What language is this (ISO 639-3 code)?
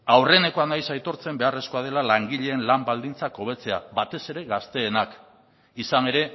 eus